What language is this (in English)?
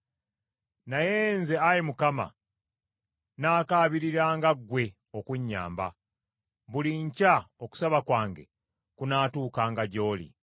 Ganda